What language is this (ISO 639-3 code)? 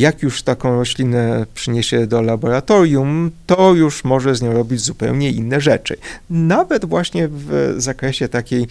pol